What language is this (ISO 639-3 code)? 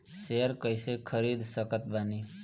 bho